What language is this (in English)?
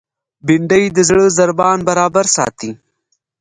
Pashto